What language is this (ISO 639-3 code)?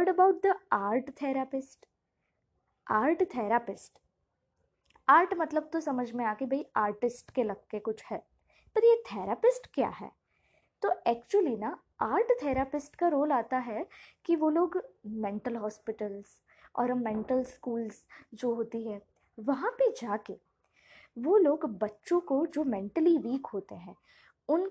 hin